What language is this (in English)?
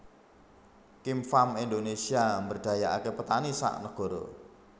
Javanese